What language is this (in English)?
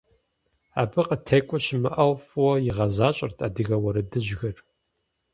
Kabardian